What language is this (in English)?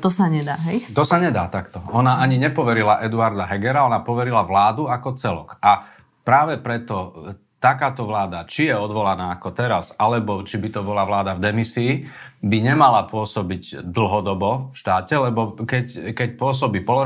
Slovak